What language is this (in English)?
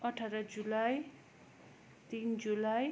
Nepali